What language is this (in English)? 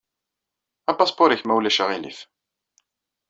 Kabyle